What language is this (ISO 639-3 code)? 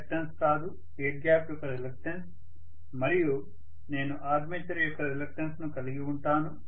tel